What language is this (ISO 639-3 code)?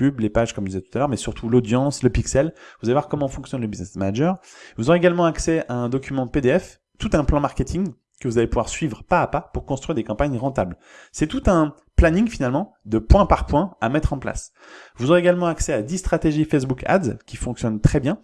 fra